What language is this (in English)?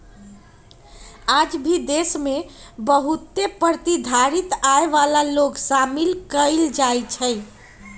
Magahi